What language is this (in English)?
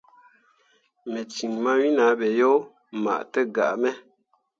Mundang